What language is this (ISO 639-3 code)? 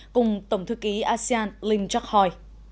vie